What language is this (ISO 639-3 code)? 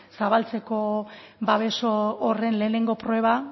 eus